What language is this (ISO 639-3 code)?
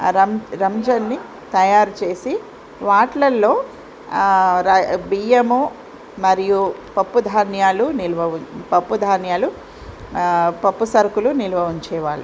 tel